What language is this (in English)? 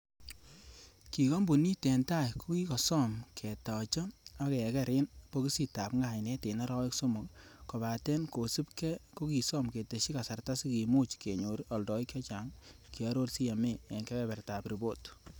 Kalenjin